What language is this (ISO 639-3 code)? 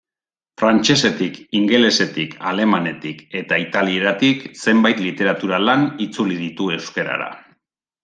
eus